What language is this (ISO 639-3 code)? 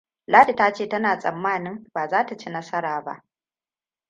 hau